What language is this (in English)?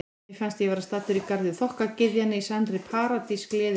Icelandic